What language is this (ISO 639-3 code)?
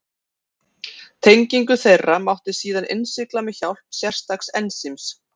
isl